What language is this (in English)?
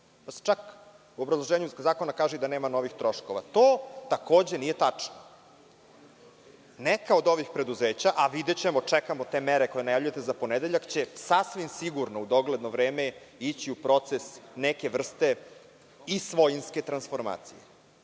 Serbian